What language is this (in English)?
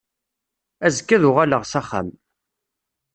Kabyle